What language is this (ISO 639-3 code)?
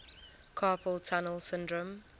eng